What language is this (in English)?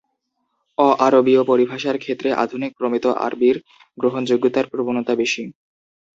Bangla